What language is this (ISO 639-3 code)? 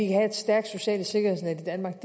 dan